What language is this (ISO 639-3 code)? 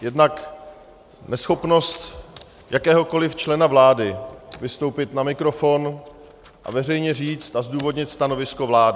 ces